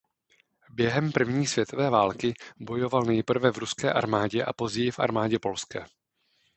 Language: Czech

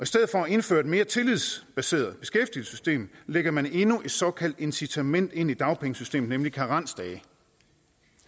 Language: Danish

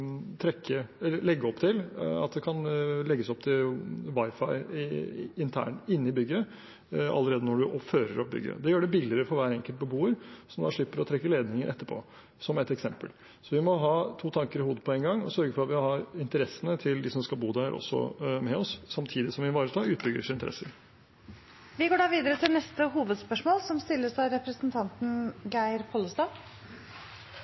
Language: Norwegian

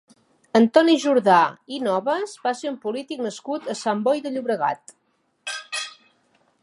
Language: Catalan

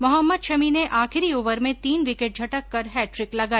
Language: Hindi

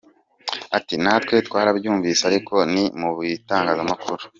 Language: Kinyarwanda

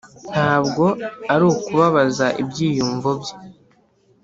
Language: Kinyarwanda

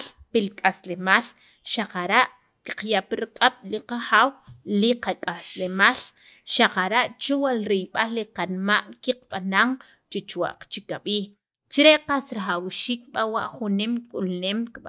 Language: Sacapulteco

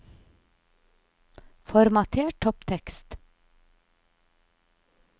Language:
Norwegian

